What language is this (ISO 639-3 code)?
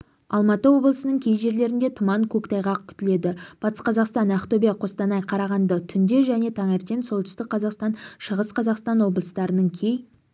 kaz